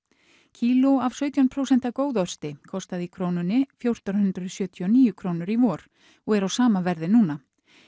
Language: Icelandic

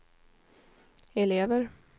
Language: Swedish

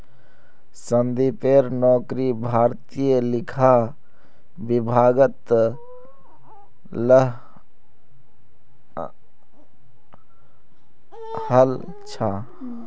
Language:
Magahi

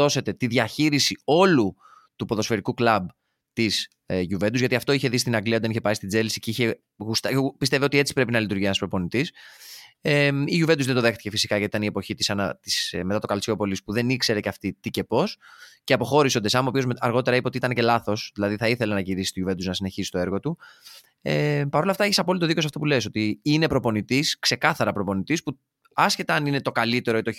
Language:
Greek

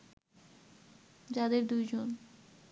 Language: Bangla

